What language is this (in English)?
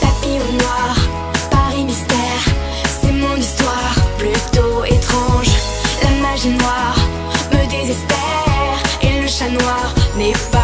French